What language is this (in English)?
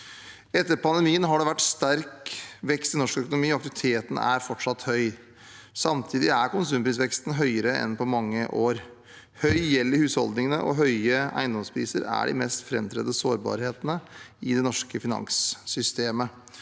Norwegian